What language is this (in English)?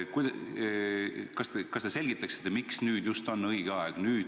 Estonian